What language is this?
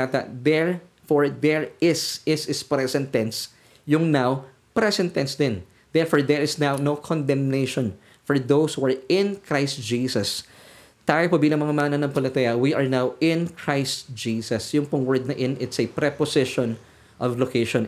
Filipino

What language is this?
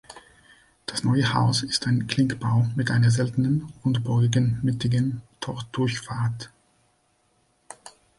German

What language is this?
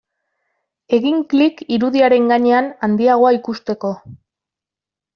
Basque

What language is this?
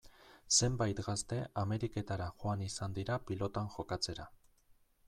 Basque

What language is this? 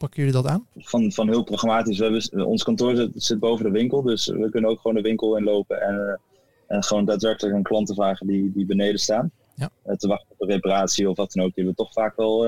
Dutch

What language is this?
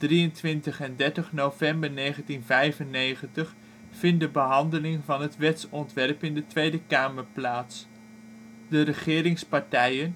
Dutch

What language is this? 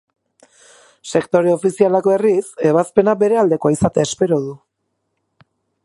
Basque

